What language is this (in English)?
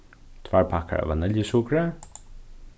Faroese